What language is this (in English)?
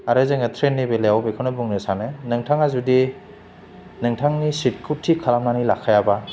Bodo